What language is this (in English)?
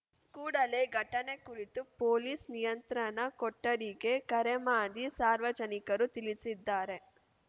Kannada